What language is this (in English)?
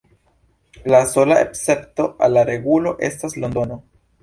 Esperanto